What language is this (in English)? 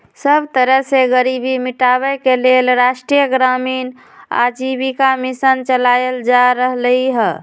Magahi